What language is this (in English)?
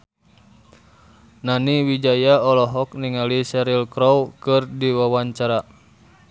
Sundanese